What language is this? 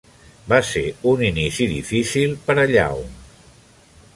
Catalan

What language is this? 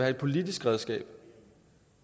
Danish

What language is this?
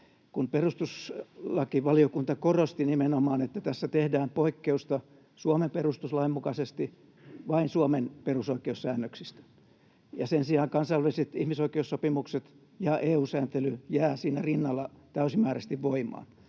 Finnish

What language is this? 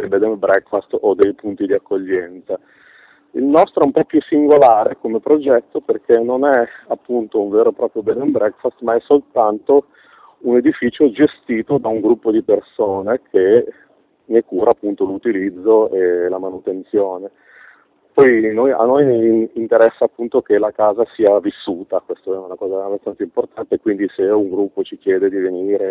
Italian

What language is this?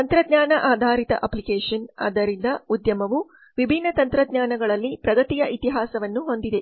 Kannada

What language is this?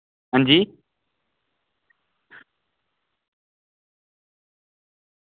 Dogri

